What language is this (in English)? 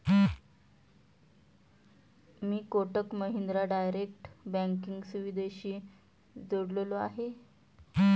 Marathi